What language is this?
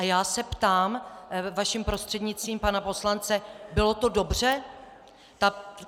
Czech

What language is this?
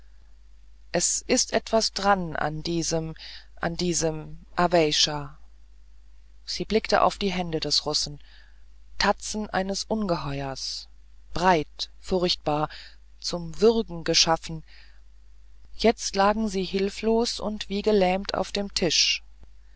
German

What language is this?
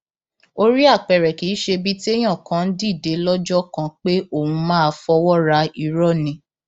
Yoruba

